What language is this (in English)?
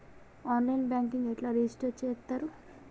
Telugu